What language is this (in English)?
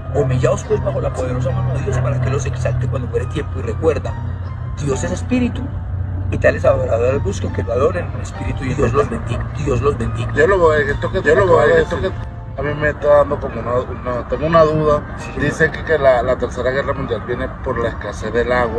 Spanish